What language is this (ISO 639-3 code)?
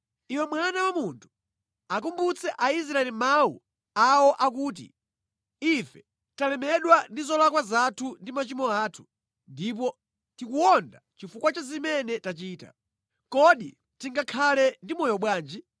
nya